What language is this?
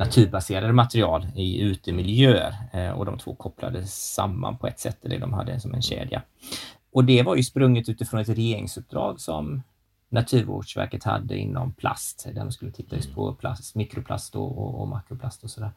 Swedish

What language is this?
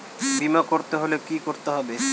Bangla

